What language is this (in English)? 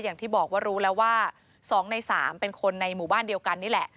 Thai